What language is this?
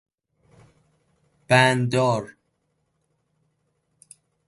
Persian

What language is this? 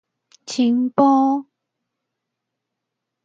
Min Nan Chinese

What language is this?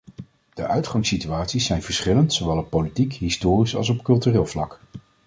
Dutch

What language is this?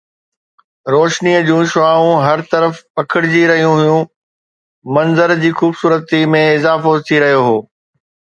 Sindhi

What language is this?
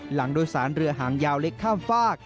Thai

